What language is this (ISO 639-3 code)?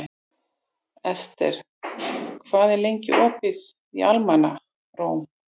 isl